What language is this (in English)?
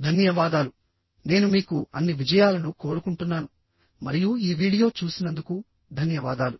Telugu